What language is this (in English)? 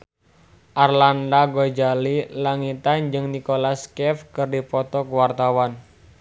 Sundanese